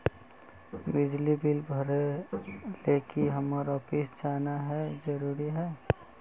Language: Magahi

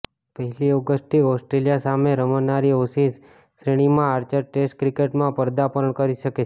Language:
Gujarati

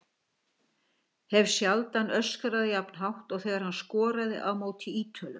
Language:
Icelandic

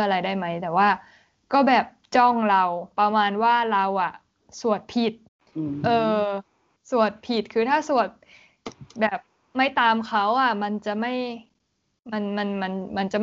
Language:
Thai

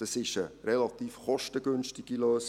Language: Swiss German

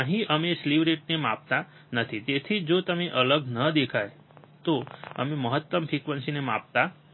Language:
Gujarati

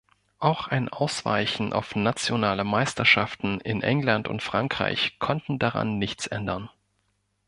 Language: German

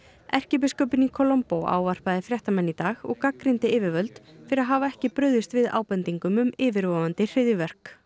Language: Icelandic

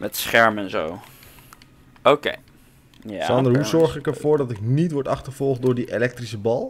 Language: Dutch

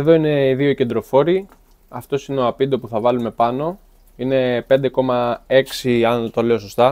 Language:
Greek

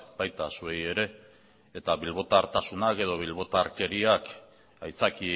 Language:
Basque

